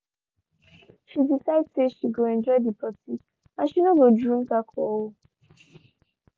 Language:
Nigerian Pidgin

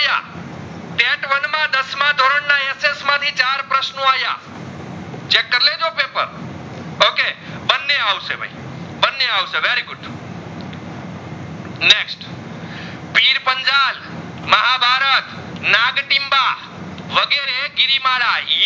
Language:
Gujarati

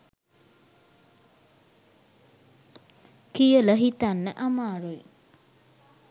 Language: Sinhala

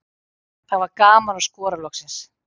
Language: Icelandic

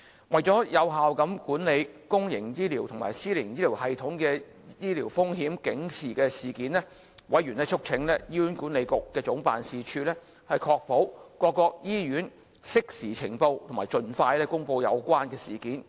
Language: Cantonese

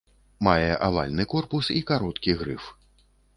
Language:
Belarusian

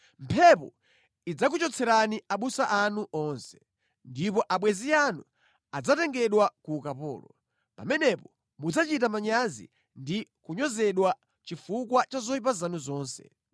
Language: Nyanja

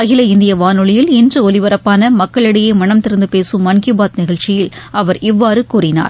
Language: Tamil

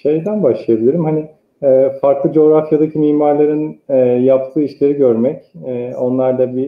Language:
Turkish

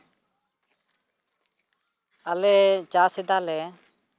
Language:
Santali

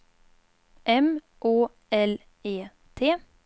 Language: Swedish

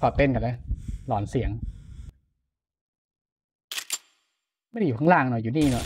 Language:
Thai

